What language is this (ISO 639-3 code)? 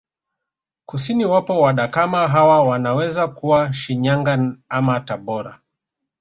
swa